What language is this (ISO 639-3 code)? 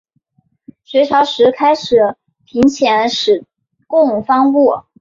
zho